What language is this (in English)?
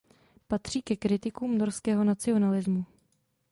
Czech